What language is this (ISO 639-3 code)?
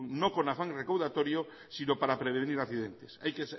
spa